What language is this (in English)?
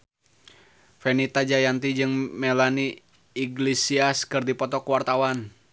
Sundanese